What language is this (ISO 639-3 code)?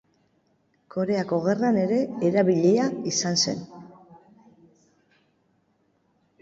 eus